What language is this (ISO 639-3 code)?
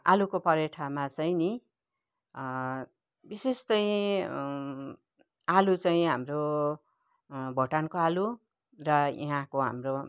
nep